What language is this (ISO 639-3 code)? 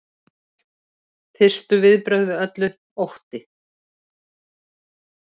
isl